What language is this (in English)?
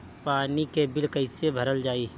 Bhojpuri